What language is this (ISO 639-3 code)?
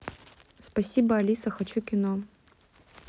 rus